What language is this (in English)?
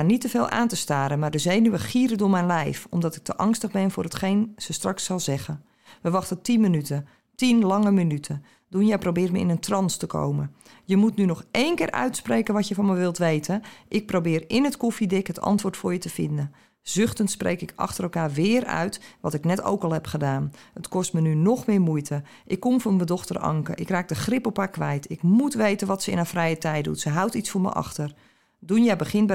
Dutch